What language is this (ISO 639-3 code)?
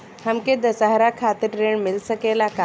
bho